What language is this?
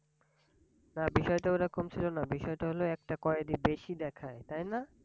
Bangla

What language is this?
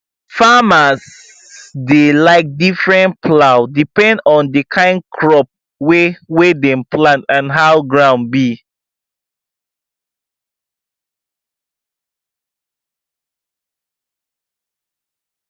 Nigerian Pidgin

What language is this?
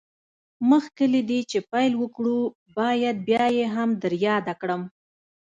Pashto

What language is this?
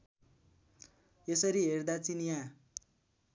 Nepali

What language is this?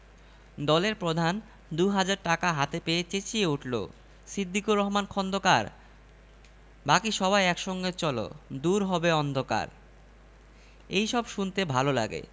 Bangla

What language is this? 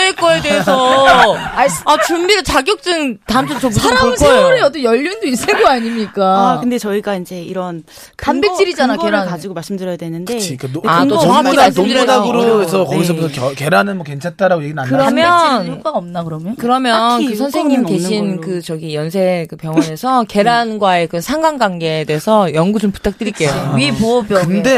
Korean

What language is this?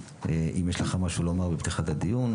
Hebrew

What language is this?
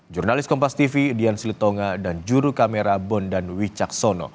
Indonesian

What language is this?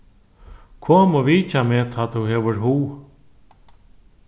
Faroese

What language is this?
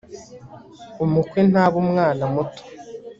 Kinyarwanda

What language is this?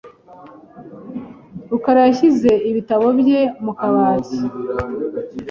Kinyarwanda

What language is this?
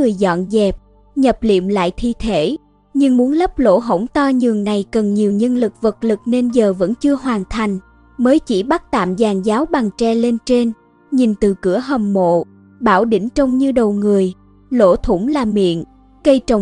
Vietnamese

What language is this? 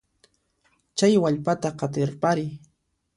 Puno Quechua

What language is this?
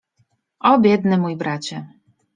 Polish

